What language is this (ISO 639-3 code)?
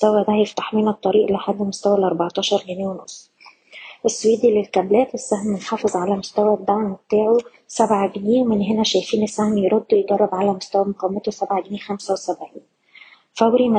ara